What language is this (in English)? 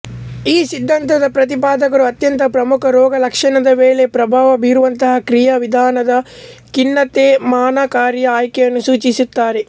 Kannada